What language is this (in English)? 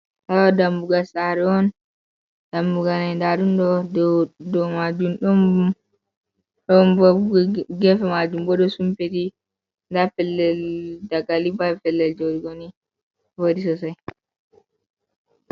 Fula